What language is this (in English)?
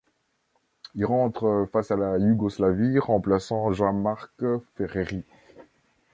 French